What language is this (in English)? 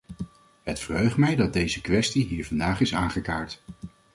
Dutch